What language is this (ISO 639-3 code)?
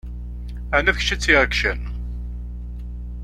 kab